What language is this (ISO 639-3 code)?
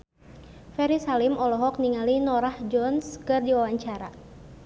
sun